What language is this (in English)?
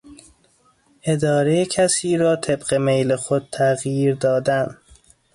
Persian